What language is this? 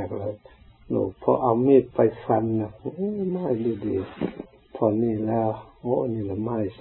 Thai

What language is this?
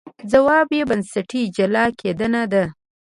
Pashto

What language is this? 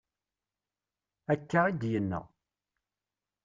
Kabyle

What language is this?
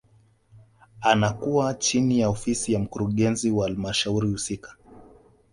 Swahili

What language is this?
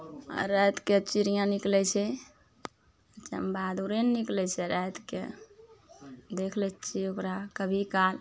Maithili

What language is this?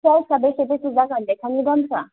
Bodo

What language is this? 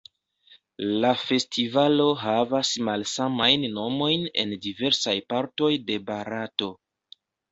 Esperanto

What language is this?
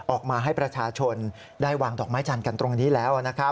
Thai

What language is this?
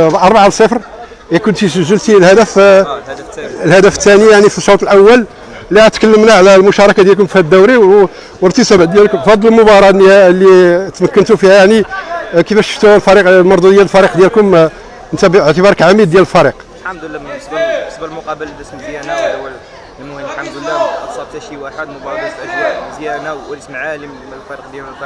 Arabic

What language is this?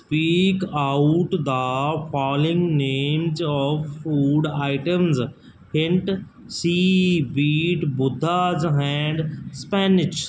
Punjabi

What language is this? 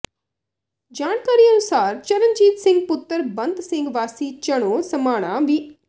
Punjabi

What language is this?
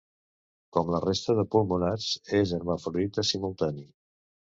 Catalan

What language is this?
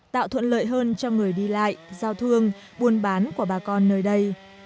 Vietnamese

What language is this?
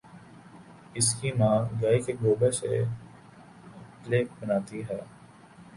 Urdu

